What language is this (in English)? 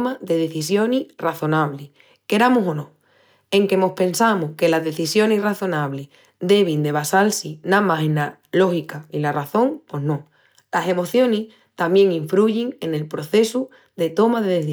Extremaduran